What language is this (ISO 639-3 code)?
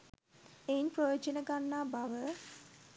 sin